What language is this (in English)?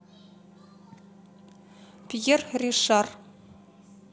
Russian